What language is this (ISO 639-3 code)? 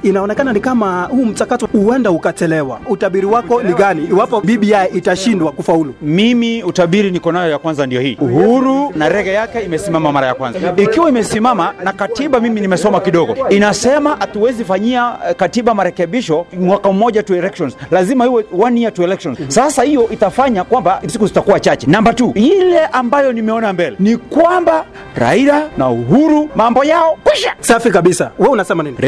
swa